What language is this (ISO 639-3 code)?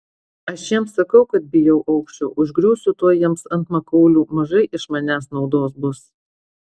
lit